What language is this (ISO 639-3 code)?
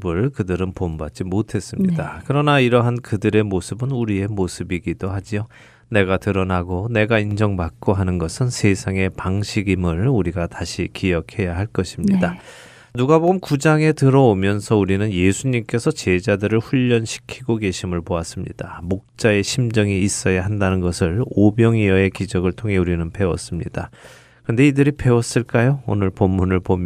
kor